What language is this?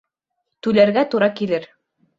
Bashkir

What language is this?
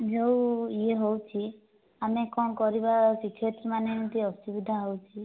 Odia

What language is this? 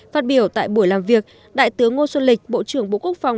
Vietnamese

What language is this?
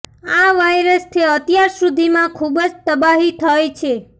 Gujarati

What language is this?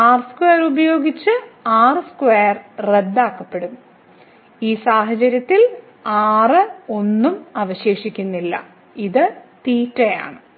Malayalam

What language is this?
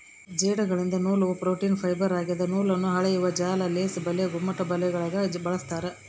Kannada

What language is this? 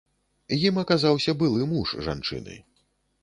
Belarusian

